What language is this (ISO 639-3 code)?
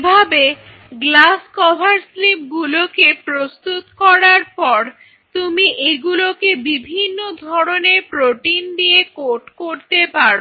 ben